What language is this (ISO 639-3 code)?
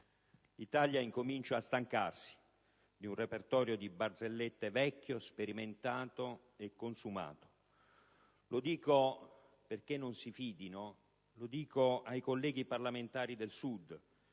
ita